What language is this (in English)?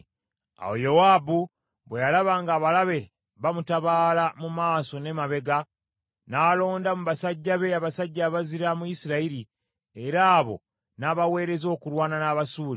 Ganda